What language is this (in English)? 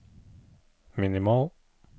Norwegian